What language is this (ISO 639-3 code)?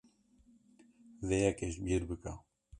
kur